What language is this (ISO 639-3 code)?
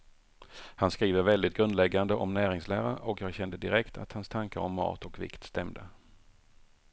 swe